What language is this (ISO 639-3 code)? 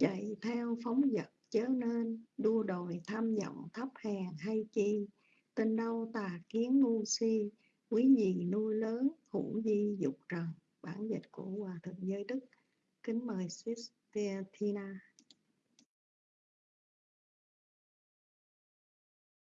vie